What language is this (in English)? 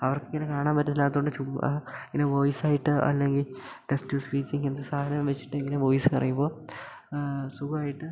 Malayalam